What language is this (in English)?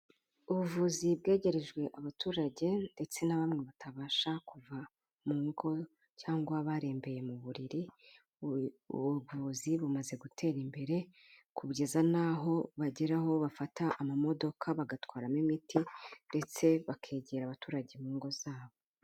Kinyarwanda